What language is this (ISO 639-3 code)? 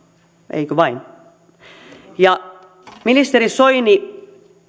fin